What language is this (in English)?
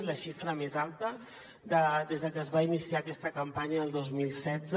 Catalan